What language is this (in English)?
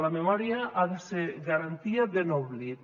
Catalan